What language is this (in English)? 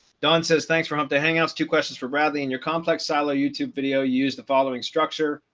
English